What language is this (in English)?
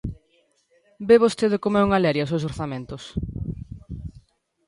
Galician